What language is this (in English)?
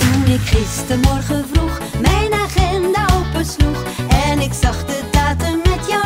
Dutch